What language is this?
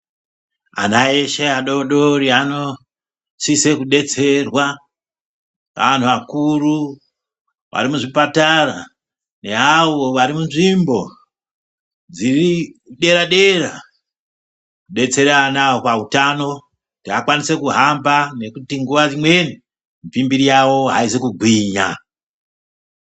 Ndau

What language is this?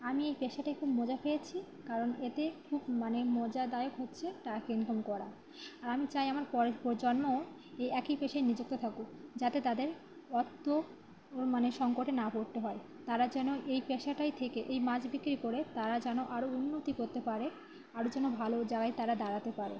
Bangla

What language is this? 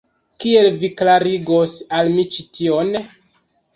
Esperanto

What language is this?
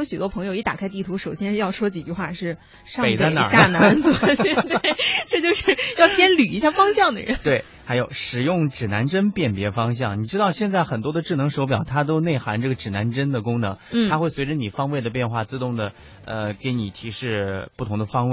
Chinese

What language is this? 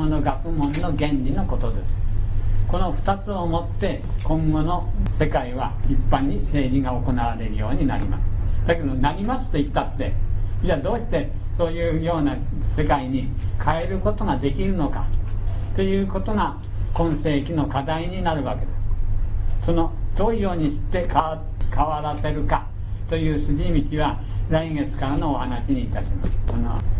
Japanese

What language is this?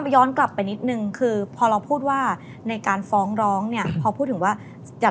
Thai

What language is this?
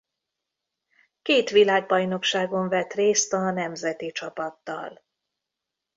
Hungarian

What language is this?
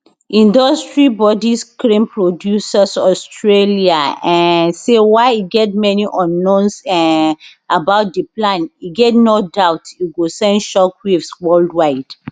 Nigerian Pidgin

